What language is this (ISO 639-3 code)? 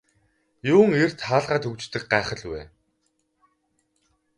mon